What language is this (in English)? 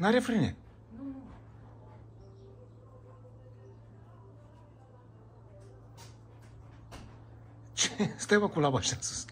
Romanian